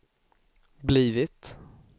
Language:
Swedish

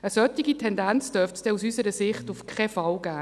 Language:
Swiss German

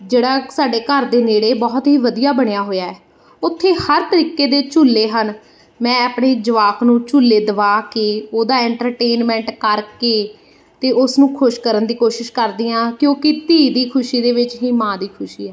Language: Punjabi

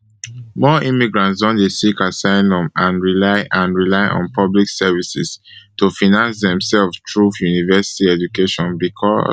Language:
Nigerian Pidgin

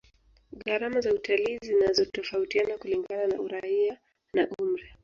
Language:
Swahili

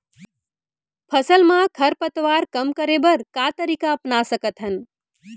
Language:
Chhattisgarhi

